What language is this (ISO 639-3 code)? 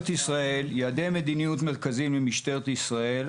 heb